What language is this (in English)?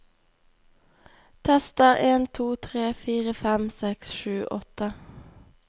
Norwegian